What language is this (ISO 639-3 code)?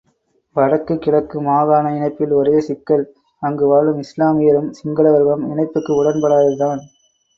tam